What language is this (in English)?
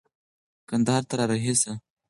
Pashto